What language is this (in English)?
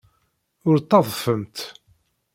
Kabyle